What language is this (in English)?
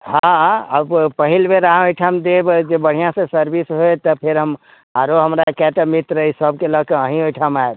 Maithili